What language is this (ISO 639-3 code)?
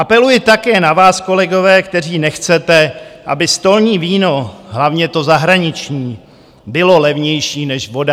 ces